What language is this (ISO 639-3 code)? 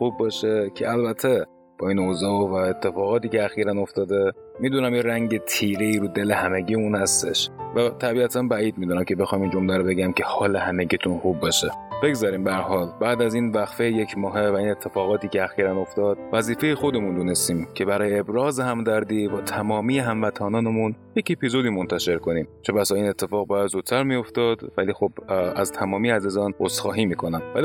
fas